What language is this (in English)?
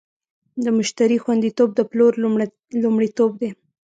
Pashto